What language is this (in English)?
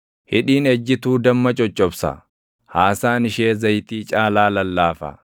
Oromo